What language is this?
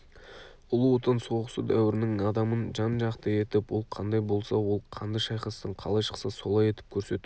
Kazakh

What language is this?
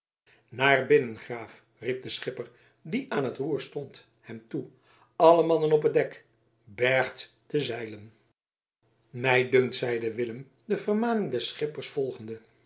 Dutch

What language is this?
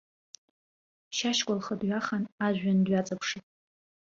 Abkhazian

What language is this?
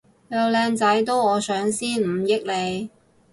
Cantonese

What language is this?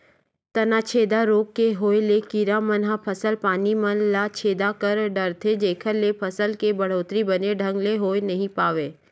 Chhattisgarhi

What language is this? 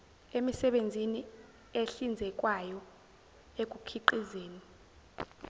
Zulu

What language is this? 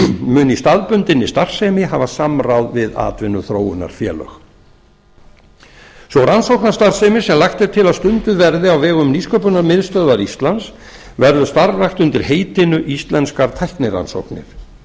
Icelandic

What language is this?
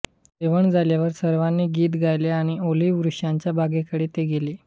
Marathi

